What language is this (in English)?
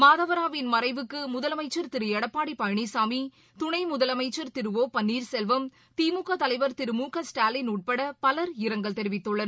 Tamil